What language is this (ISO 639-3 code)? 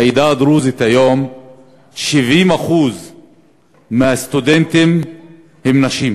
heb